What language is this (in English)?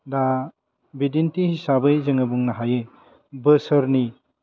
Bodo